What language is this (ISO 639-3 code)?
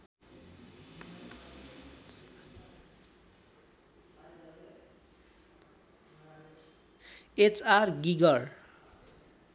nep